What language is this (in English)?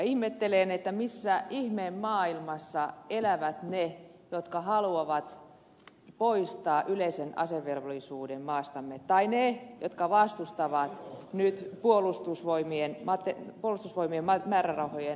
Finnish